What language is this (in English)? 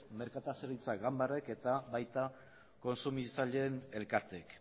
Basque